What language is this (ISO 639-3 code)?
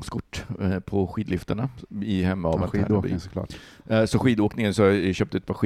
swe